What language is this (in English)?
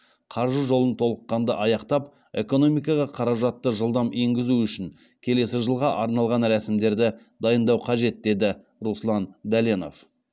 Kazakh